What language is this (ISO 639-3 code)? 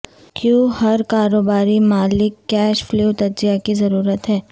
urd